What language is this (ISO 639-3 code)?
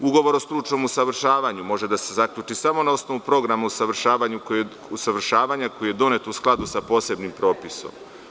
srp